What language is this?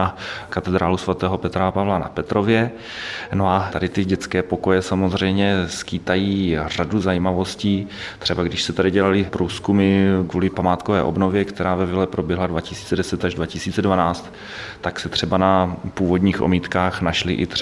Czech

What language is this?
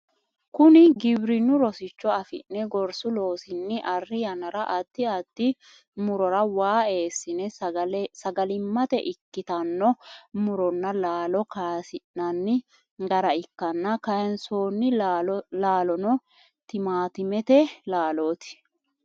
Sidamo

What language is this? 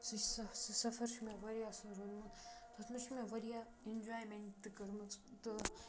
Kashmiri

